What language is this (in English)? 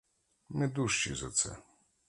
Ukrainian